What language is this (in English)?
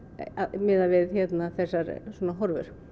Icelandic